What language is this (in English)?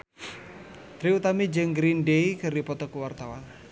Sundanese